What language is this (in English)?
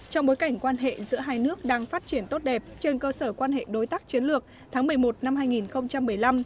Vietnamese